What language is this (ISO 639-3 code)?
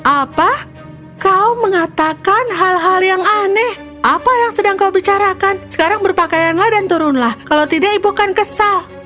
ind